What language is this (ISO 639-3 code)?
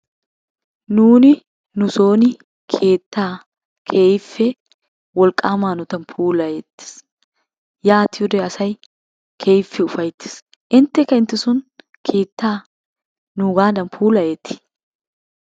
wal